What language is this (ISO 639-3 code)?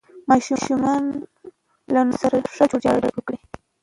pus